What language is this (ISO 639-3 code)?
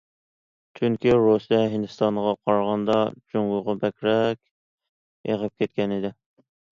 uig